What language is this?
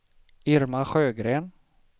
Swedish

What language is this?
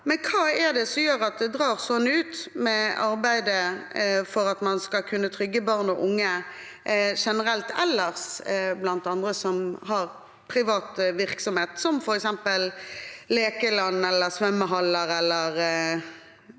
Norwegian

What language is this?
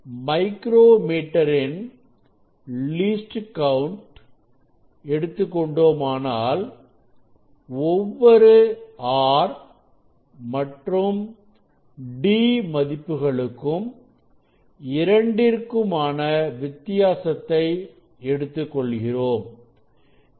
Tamil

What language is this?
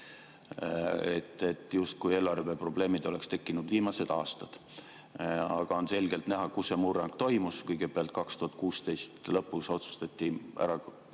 Estonian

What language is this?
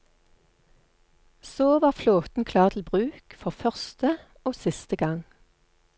Norwegian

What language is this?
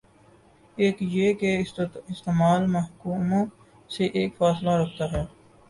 Urdu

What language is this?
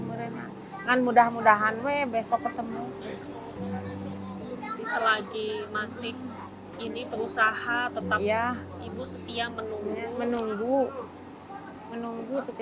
Indonesian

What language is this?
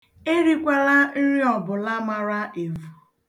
Igbo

